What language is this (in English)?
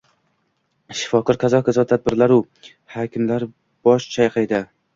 Uzbek